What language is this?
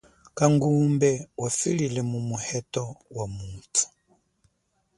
Chokwe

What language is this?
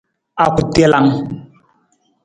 Nawdm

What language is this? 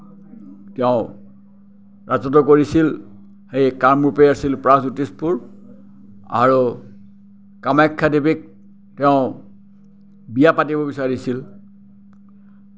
Assamese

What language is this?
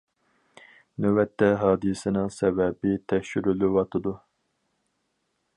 Uyghur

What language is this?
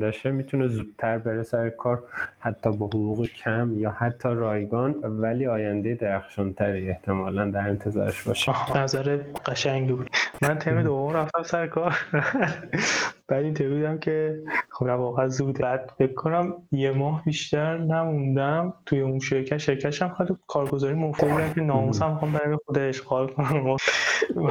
Persian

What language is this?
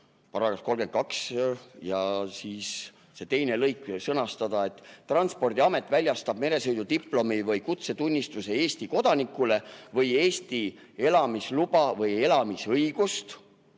Estonian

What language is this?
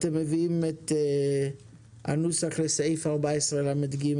Hebrew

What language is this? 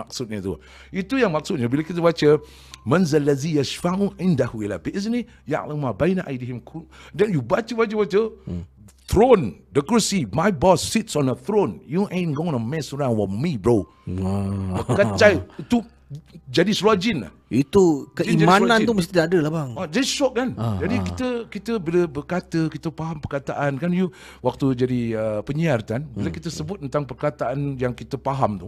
Malay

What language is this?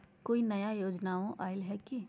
Magahi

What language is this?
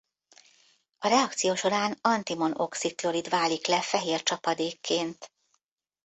Hungarian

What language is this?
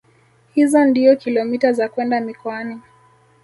Swahili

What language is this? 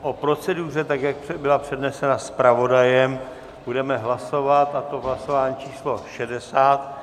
Czech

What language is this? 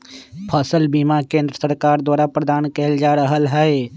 Magahi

